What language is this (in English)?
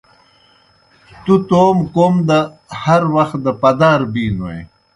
Kohistani Shina